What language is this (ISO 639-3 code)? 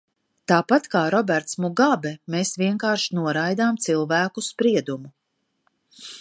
lav